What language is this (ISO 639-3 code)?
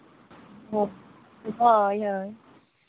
sat